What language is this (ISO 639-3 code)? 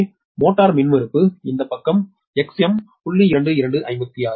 tam